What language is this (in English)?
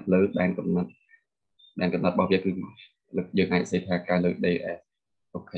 Vietnamese